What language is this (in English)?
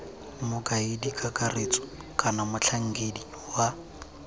Tswana